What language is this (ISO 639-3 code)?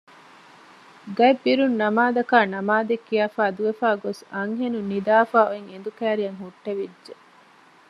div